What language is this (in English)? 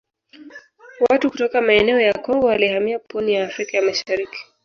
Swahili